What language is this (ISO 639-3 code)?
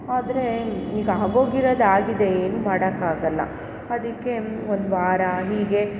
kan